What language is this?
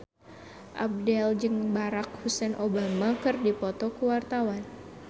Sundanese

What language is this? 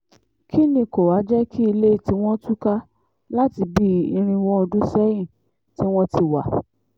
Yoruba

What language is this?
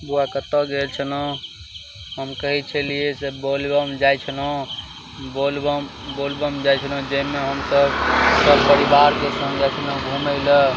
Maithili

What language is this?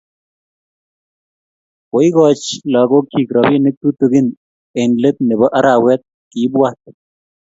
Kalenjin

